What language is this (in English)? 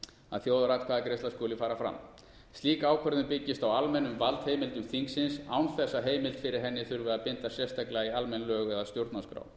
Icelandic